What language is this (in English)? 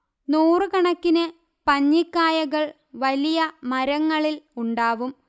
Malayalam